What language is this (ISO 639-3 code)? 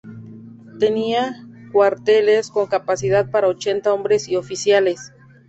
spa